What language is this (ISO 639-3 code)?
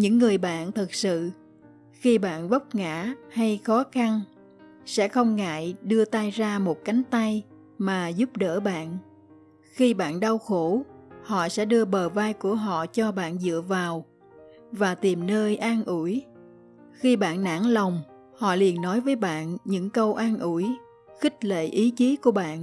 vie